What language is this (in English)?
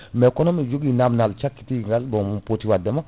Fula